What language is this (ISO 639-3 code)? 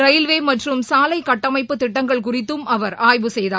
tam